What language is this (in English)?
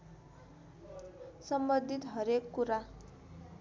Nepali